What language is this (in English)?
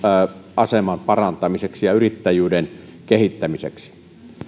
Finnish